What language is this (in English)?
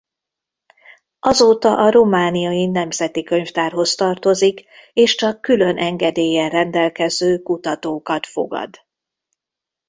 Hungarian